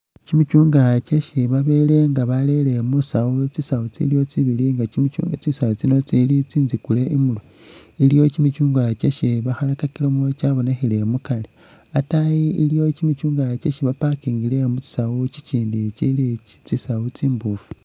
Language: Masaaba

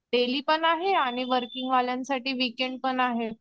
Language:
Marathi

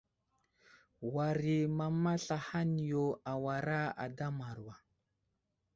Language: Wuzlam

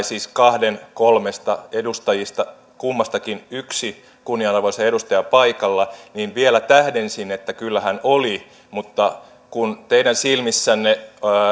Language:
Finnish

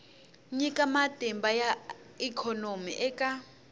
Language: Tsonga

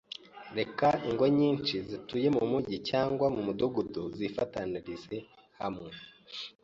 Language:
Kinyarwanda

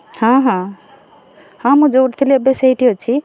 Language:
Odia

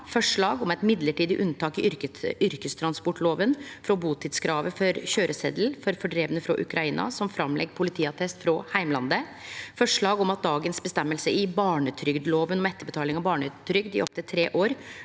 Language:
Norwegian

